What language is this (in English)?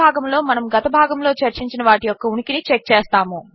Telugu